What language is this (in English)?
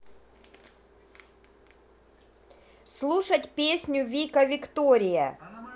Russian